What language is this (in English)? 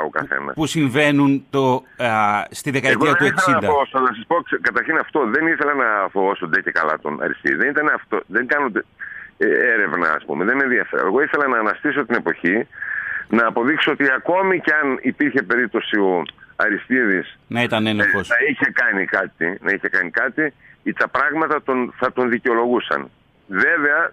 Greek